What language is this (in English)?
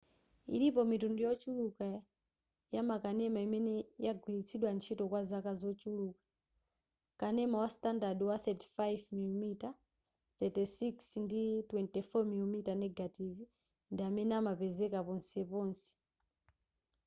Nyanja